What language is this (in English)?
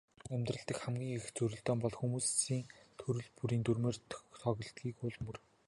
Mongolian